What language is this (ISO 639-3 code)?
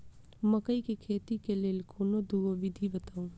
mai